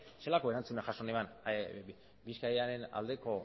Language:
Basque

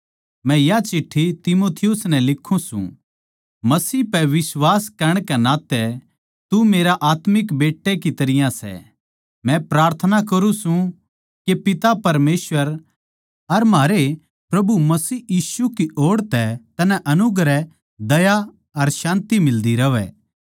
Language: Haryanvi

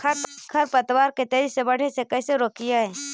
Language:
Magahi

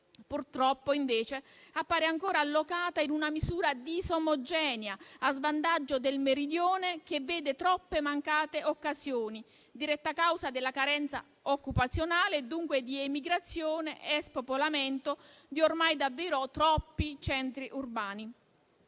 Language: Italian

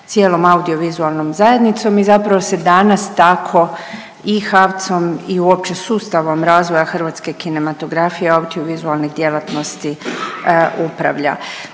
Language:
Croatian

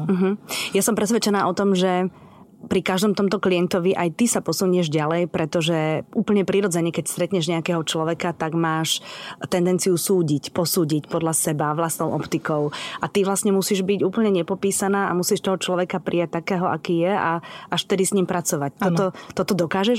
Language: Slovak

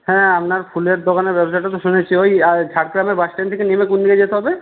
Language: Bangla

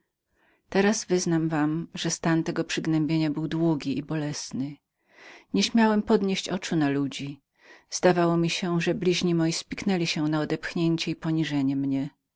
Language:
Polish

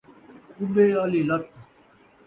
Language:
Saraiki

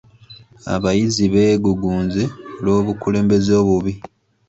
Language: Ganda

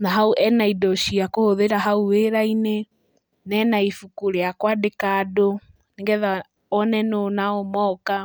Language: Kikuyu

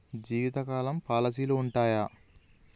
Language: Telugu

